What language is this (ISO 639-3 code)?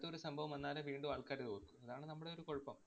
mal